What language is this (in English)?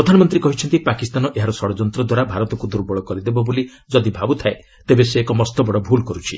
Odia